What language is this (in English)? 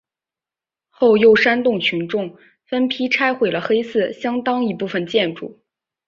Chinese